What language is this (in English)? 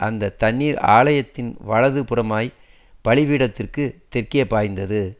Tamil